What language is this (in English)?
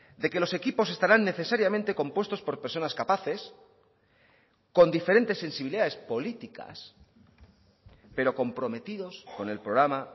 Spanish